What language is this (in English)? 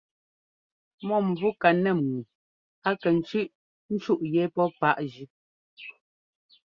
Ngomba